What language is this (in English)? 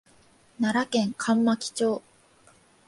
Japanese